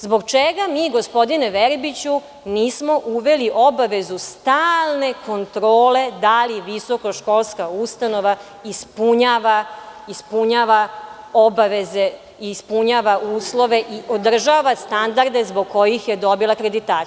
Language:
Serbian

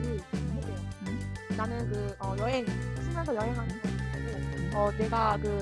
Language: Korean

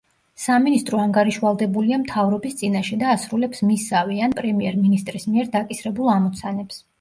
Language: Georgian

